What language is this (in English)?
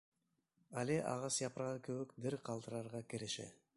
Bashkir